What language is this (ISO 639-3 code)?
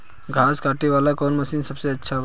bho